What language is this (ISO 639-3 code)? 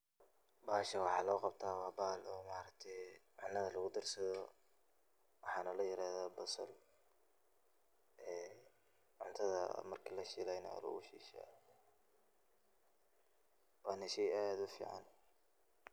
som